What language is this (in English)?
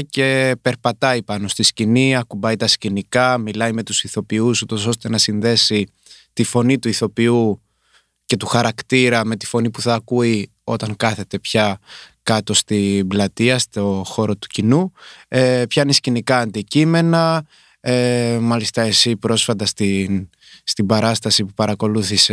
Greek